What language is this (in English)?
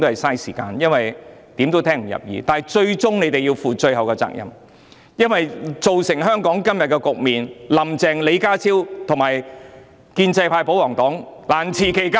Cantonese